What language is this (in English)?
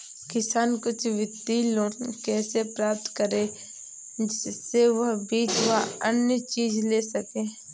Hindi